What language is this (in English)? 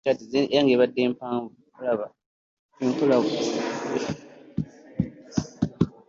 Ganda